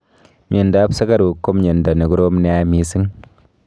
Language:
Kalenjin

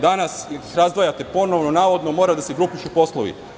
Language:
Serbian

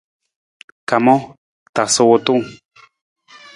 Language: Nawdm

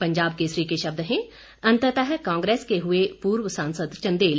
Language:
Hindi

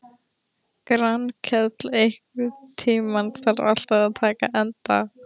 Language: Icelandic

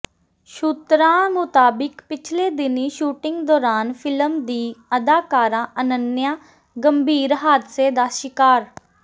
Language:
Punjabi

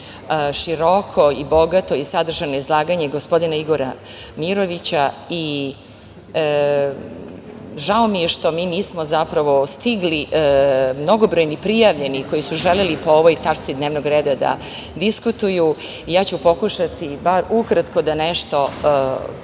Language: Serbian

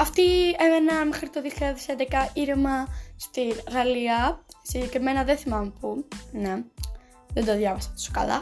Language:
Greek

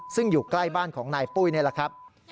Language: Thai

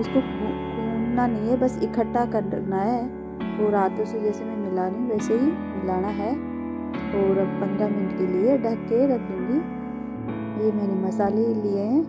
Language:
Hindi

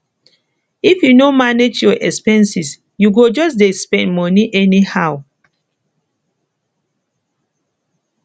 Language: Nigerian Pidgin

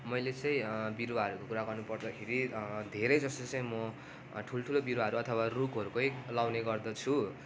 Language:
Nepali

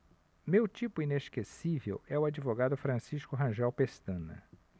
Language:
Portuguese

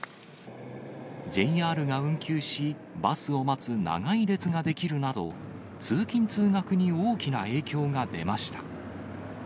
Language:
Japanese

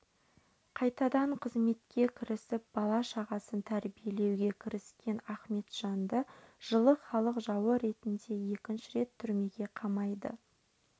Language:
Kazakh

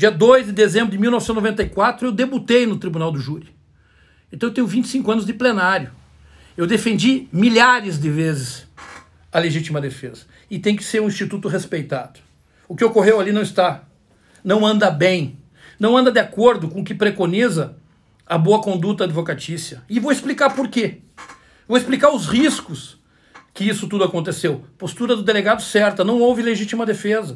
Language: Portuguese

